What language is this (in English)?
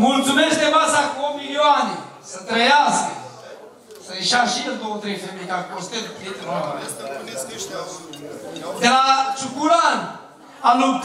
Romanian